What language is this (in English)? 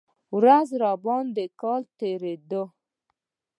Pashto